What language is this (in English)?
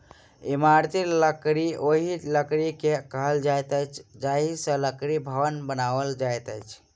Maithili